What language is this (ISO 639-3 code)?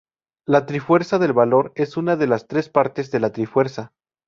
spa